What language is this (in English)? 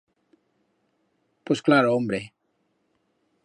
Aragonese